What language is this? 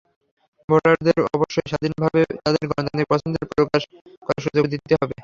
Bangla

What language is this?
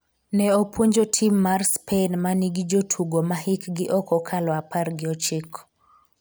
Luo (Kenya and Tanzania)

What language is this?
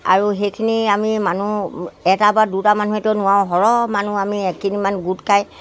Assamese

